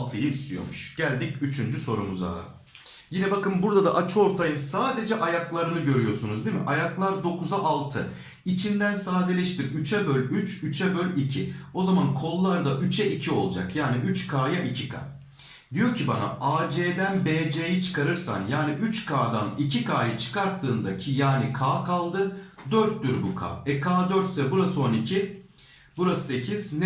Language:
Turkish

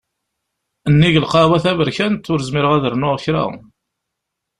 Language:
Kabyle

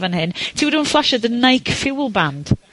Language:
Welsh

